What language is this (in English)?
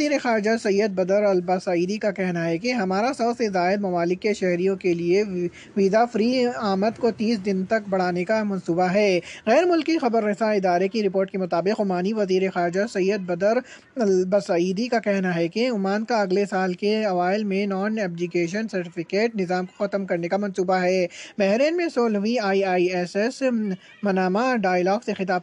Urdu